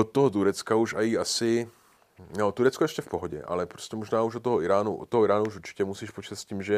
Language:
Czech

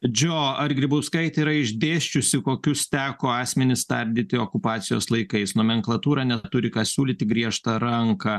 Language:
Lithuanian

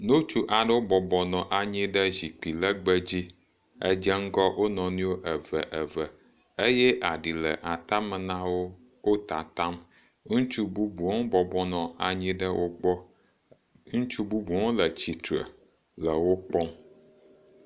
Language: Ewe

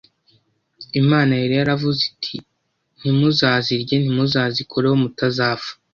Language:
Kinyarwanda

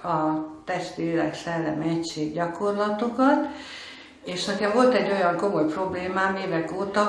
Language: Hungarian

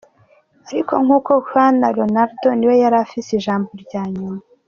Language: Kinyarwanda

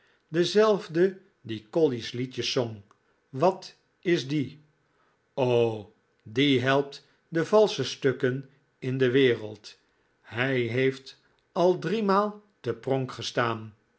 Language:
Dutch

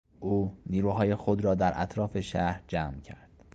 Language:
Persian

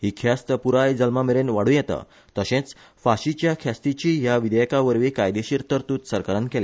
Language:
Konkani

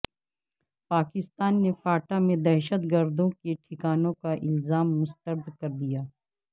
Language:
Urdu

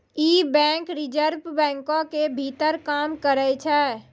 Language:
Maithili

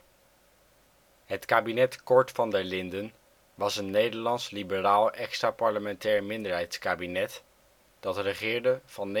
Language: Dutch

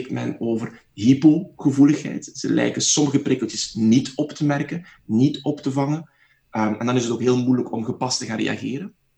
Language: Dutch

